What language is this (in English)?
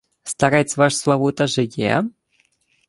Ukrainian